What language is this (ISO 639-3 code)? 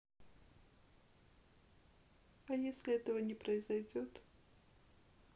rus